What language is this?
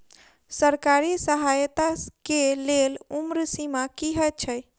Maithili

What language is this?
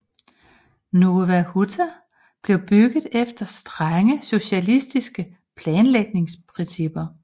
Danish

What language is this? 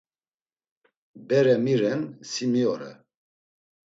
Laz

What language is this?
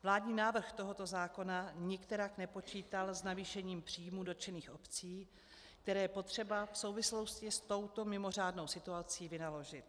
Czech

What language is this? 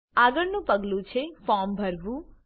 Gujarati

